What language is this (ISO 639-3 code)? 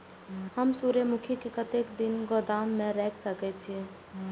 mai